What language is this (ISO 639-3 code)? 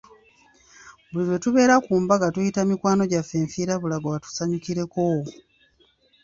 lug